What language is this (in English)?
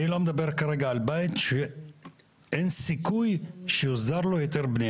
Hebrew